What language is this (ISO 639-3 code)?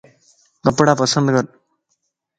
lss